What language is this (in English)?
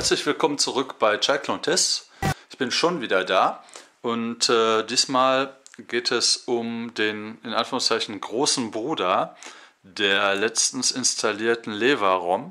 German